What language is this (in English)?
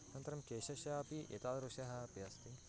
Sanskrit